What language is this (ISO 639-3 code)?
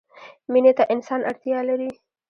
pus